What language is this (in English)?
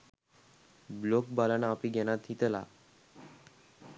Sinhala